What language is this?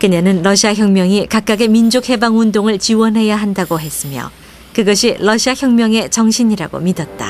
Korean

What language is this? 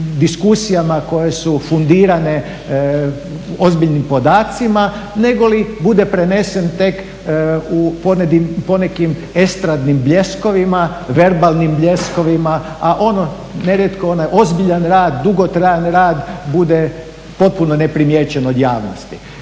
Croatian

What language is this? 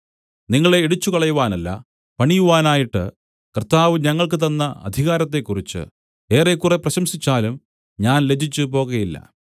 Malayalam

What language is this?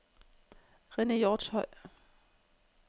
Danish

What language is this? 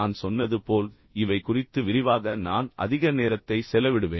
Tamil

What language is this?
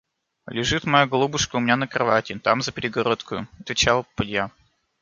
Russian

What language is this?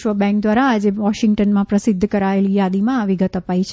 Gujarati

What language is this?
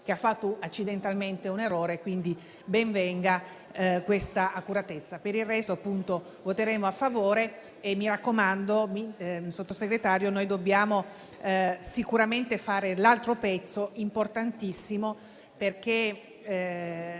Italian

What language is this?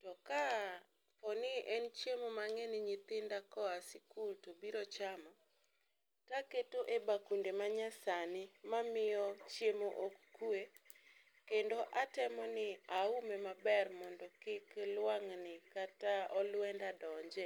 Luo (Kenya and Tanzania)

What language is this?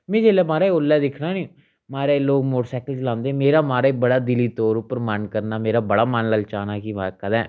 Dogri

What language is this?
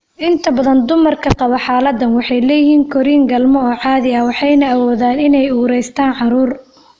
Somali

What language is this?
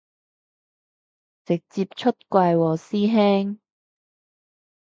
Cantonese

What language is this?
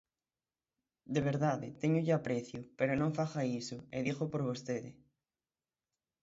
Galician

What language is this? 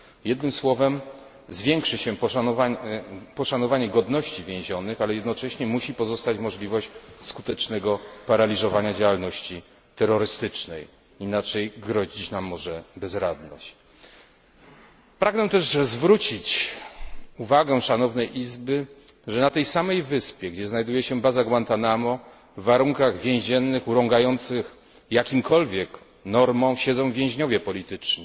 Polish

